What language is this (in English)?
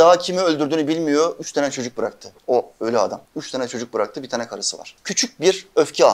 Turkish